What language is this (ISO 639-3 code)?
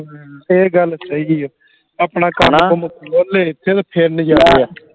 pan